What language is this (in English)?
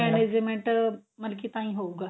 Punjabi